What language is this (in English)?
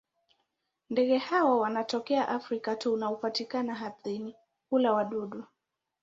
Swahili